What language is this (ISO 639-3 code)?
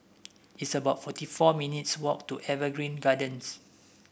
eng